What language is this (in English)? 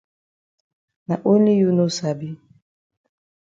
Cameroon Pidgin